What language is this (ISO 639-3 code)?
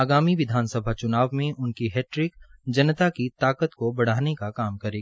hin